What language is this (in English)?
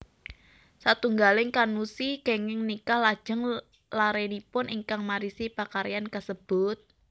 Javanese